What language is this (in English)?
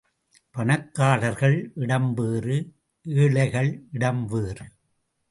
Tamil